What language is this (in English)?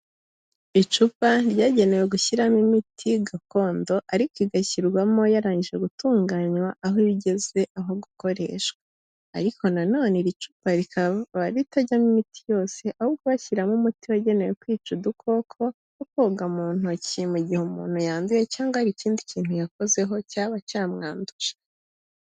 Kinyarwanda